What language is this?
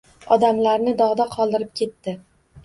Uzbek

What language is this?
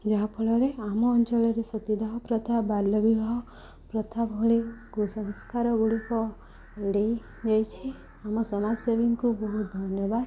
Odia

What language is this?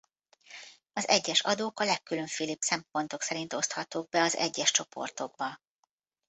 Hungarian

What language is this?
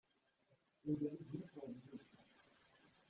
Kabyle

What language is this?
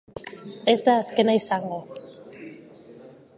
Basque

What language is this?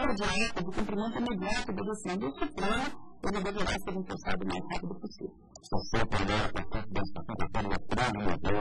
Portuguese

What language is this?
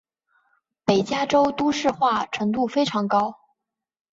Chinese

